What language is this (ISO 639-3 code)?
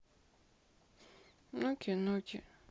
rus